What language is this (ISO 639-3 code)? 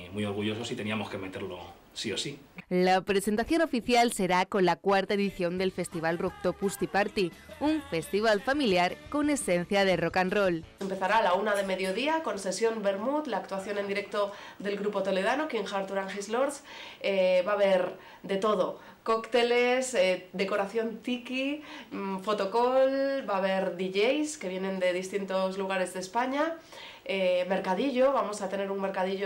spa